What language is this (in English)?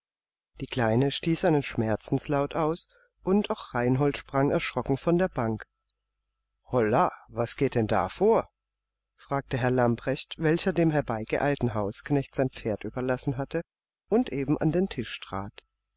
German